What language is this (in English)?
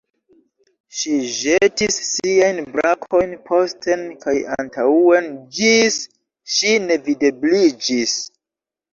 Esperanto